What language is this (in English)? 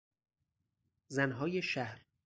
Persian